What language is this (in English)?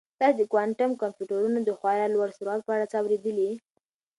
Pashto